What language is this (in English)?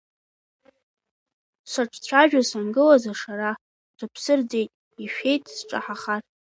Abkhazian